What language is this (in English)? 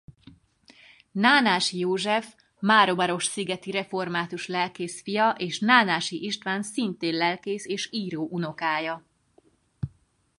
Hungarian